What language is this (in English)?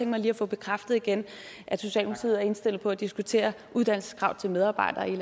Danish